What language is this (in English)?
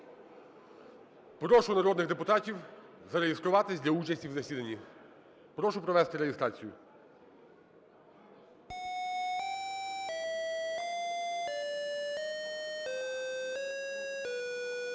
Ukrainian